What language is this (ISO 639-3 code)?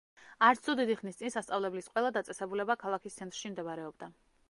kat